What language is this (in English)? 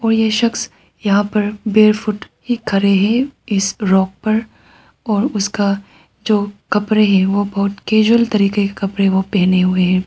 Hindi